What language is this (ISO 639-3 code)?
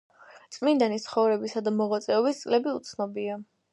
kat